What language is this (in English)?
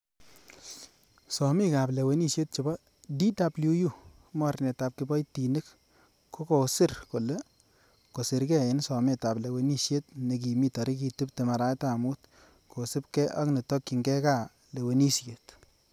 Kalenjin